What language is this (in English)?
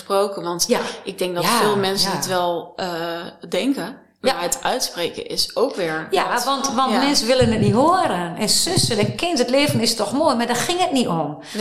Dutch